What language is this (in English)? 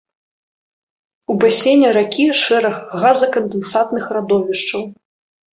Belarusian